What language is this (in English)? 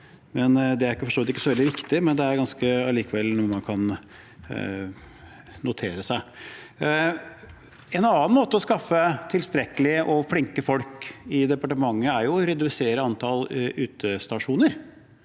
Norwegian